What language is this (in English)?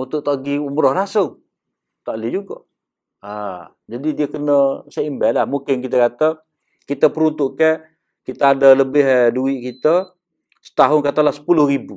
Malay